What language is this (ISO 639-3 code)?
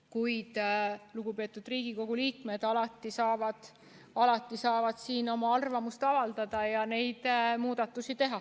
est